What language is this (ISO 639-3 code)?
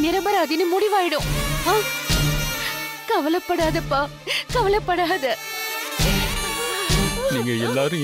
tam